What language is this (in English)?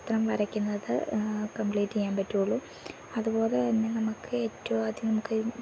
Malayalam